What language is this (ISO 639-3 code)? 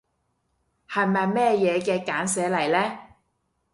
yue